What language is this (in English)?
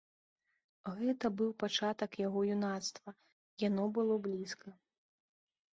Belarusian